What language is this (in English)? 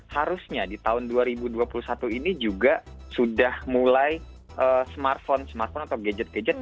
Indonesian